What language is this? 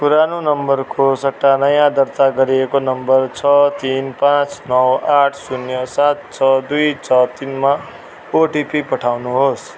Nepali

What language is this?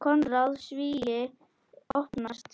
Icelandic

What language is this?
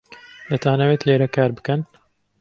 Central Kurdish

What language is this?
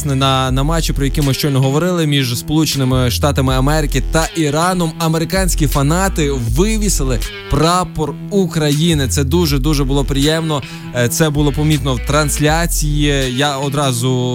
Ukrainian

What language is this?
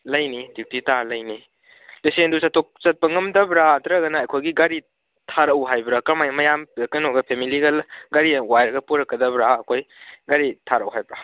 Manipuri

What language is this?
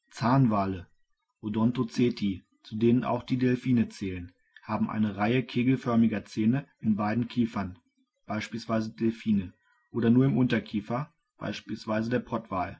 German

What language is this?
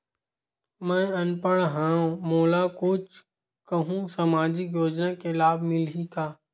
Chhattisgarhi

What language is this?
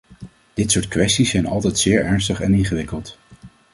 Dutch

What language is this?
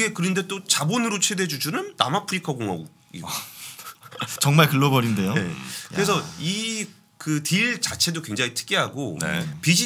Korean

